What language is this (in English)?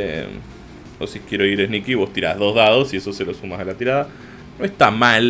Spanish